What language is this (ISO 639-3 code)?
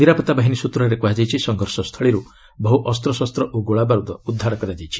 ori